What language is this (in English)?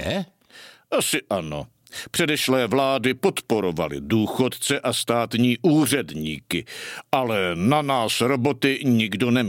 Czech